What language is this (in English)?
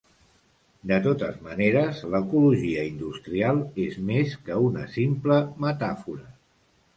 Catalan